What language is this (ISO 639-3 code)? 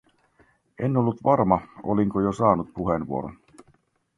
fin